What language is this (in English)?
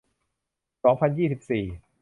Thai